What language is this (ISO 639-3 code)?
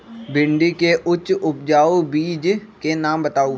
mag